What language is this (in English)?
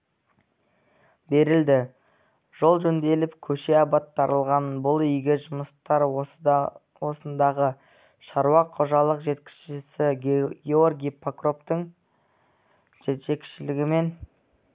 Kazakh